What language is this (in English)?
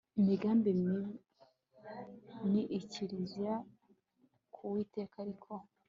Kinyarwanda